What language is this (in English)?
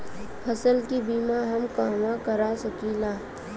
Bhojpuri